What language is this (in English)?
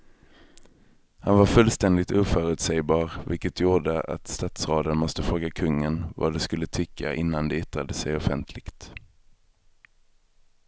Swedish